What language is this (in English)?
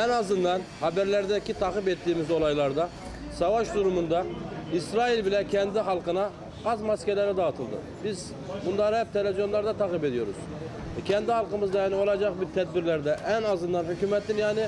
Turkish